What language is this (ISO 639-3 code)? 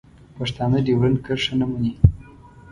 pus